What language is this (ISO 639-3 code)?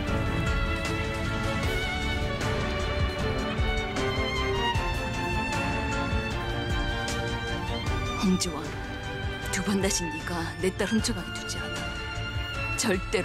kor